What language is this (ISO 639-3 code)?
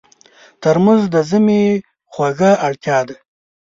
pus